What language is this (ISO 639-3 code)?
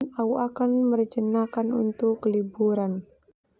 twu